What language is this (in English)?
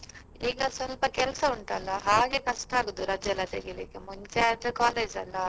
Kannada